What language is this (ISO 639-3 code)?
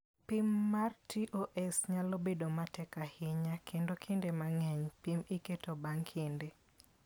luo